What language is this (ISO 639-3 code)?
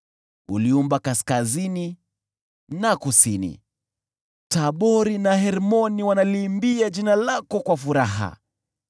swa